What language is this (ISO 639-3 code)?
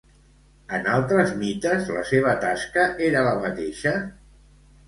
cat